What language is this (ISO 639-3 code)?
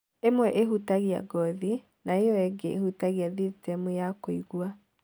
kik